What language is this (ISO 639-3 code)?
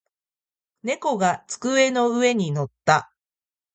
jpn